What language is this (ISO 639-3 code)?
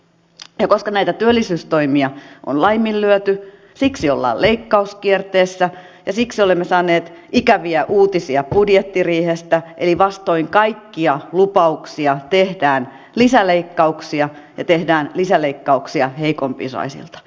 fin